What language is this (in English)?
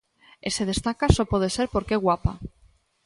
Galician